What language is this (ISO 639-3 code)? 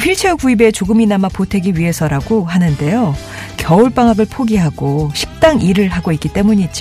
kor